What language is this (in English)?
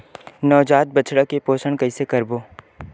Chhattisgarhi